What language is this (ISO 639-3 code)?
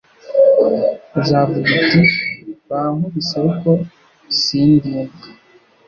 kin